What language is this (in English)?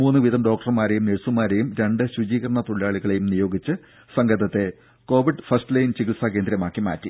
Malayalam